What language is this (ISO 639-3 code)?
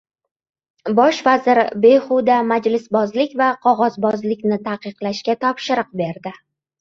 uzb